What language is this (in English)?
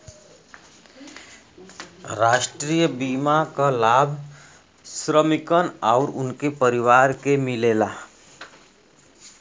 Bhojpuri